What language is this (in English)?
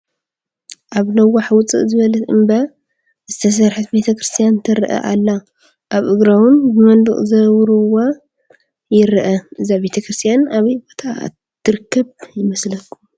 Tigrinya